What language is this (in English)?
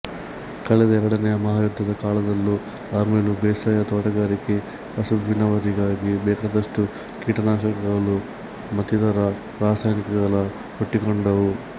Kannada